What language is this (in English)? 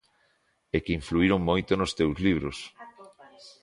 Galician